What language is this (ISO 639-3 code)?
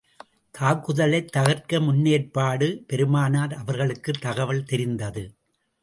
tam